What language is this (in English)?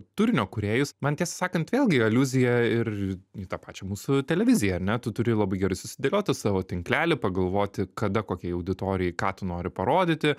Lithuanian